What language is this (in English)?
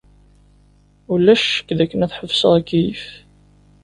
Kabyle